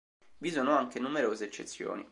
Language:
Italian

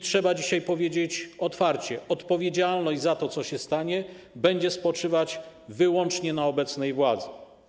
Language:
Polish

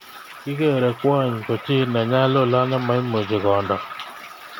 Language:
Kalenjin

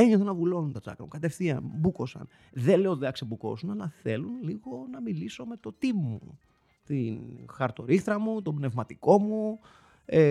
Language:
Greek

